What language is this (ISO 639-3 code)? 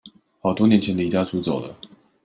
zho